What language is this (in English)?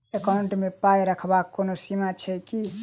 Maithili